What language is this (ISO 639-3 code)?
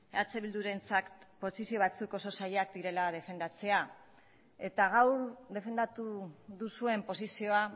eus